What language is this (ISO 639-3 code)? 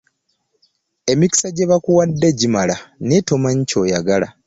lug